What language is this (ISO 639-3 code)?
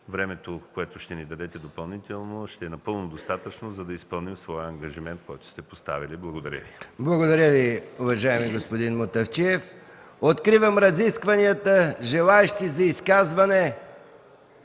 bul